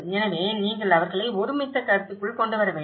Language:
Tamil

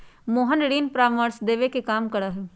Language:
Magahi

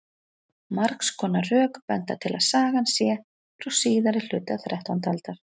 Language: Icelandic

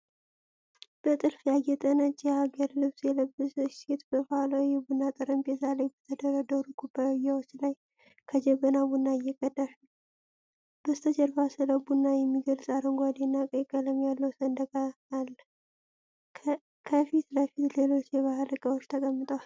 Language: Amharic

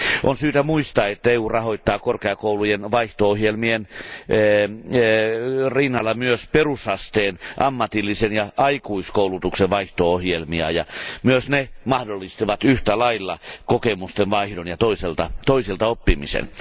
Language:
Finnish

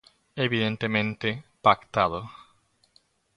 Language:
Galician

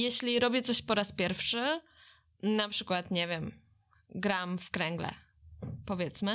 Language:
Polish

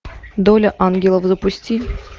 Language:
Russian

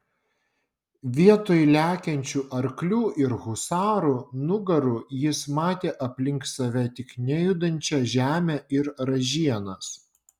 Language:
Lithuanian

